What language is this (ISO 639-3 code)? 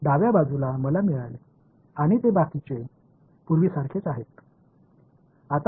tam